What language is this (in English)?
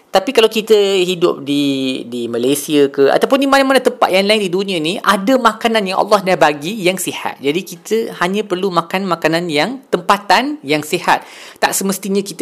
Malay